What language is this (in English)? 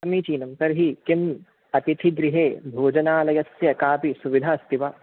Sanskrit